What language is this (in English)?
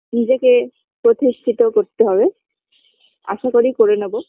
Bangla